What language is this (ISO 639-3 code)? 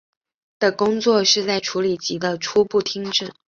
zho